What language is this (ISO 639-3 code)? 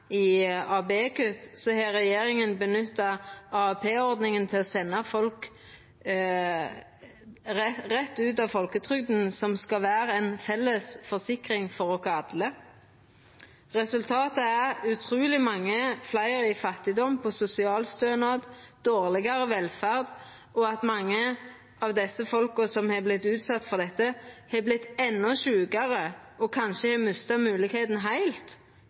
nno